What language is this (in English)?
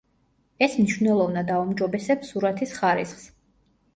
Georgian